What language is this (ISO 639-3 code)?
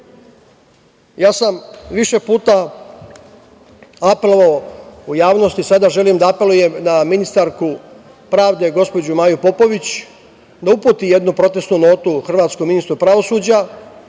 srp